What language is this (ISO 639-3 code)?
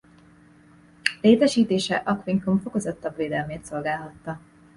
hun